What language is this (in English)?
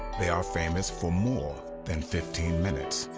English